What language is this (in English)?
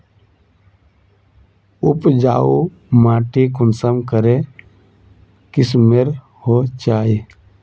Magahi